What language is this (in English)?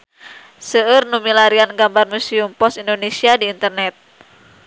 Sundanese